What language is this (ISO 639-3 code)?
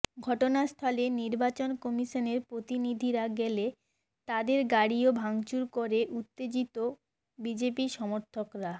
ben